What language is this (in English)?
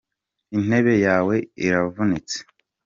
Kinyarwanda